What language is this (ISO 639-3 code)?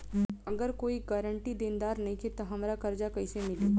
bho